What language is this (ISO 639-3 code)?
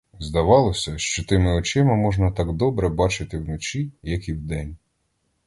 ukr